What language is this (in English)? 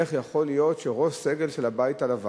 Hebrew